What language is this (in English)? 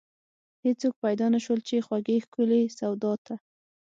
Pashto